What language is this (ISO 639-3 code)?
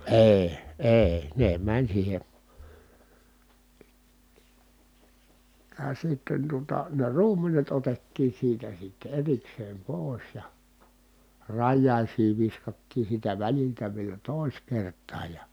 fin